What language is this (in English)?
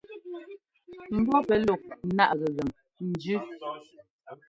Ngomba